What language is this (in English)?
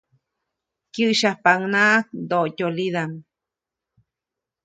Copainalá Zoque